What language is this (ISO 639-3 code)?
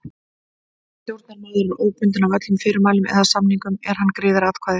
isl